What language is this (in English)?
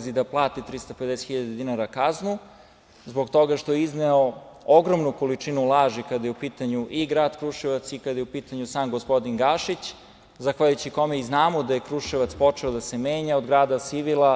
Serbian